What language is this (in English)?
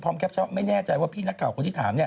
Thai